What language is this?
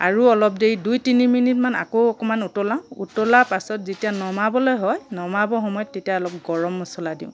Assamese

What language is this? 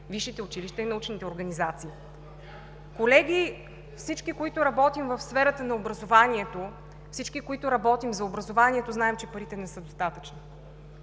Bulgarian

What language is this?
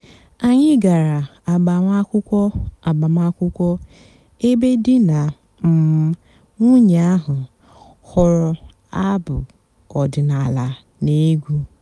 Igbo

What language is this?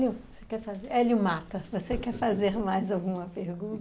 Portuguese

